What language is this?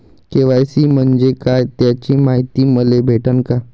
Marathi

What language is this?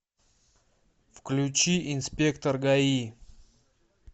Russian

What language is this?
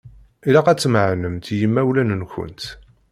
Kabyle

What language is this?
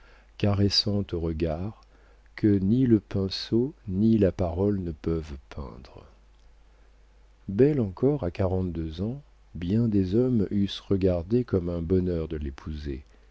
French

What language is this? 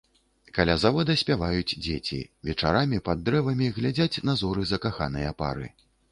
Belarusian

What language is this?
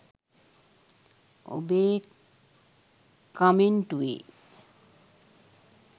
Sinhala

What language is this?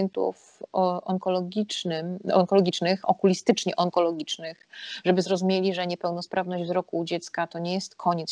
Polish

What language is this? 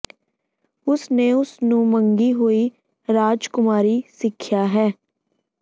Punjabi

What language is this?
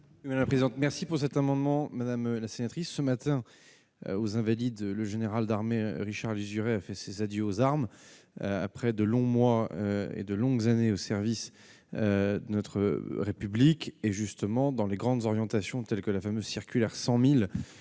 French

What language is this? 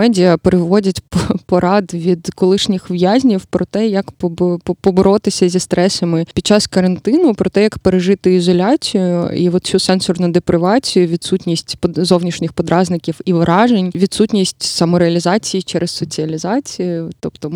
Ukrainian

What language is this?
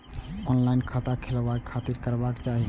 Maithili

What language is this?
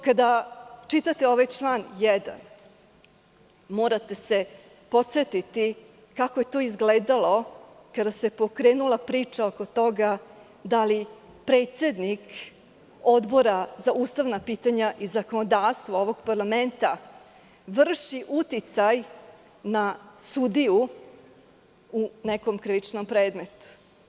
Serbian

